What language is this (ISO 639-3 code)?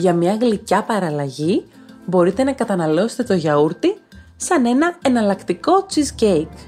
ell